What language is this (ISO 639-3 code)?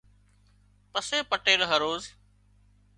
kxp